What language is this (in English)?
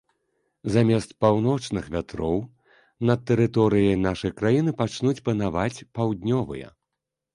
Belarusian